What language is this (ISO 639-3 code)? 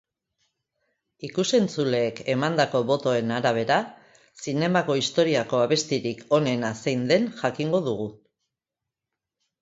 eus